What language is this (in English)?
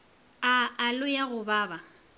Northern Sotho